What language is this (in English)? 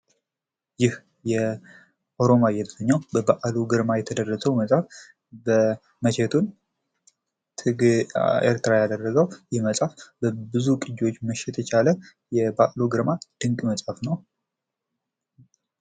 Amharic